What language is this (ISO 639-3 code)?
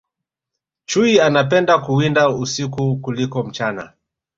swa